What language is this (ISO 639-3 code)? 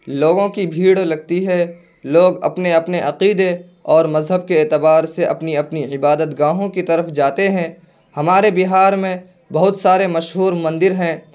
urd